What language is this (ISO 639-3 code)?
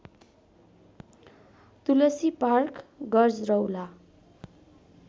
nep